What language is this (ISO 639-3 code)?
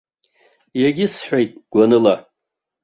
abk